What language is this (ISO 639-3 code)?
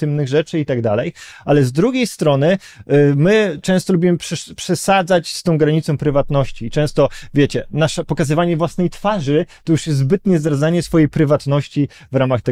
pol